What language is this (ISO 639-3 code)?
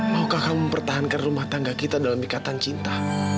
ind